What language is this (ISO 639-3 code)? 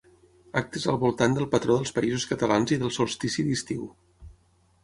cat